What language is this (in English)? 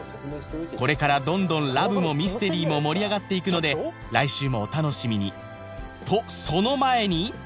Japanese